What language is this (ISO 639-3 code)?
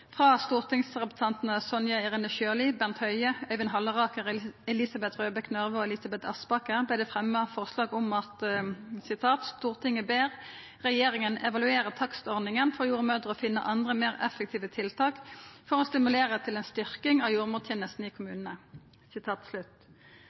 nno